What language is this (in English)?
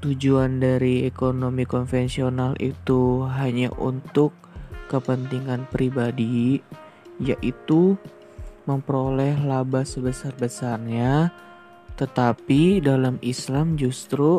Indonesian